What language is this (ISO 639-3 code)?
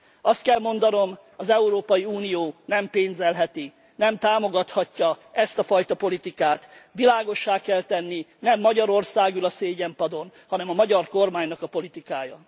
hun